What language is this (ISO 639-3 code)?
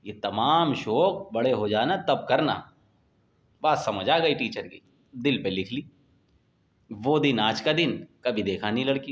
urd